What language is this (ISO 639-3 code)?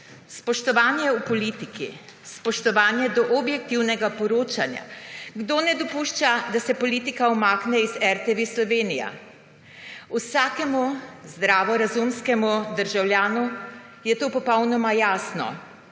slv